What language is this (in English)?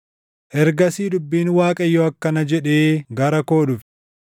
Oromo